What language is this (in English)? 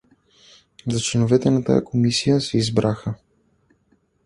Bulgarian